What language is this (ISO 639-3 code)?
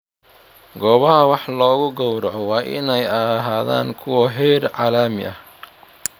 som